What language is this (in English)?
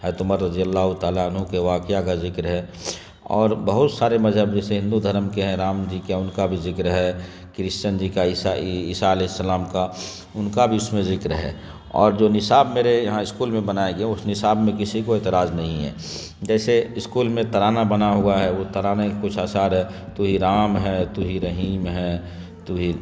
Urdu